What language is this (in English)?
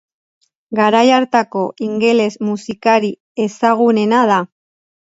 Basque